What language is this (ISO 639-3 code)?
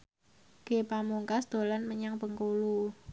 jav